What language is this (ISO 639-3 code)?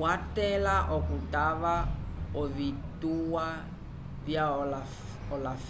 umb